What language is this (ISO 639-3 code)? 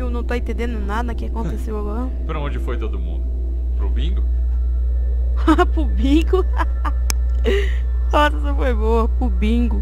por